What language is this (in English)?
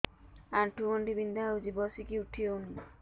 Odia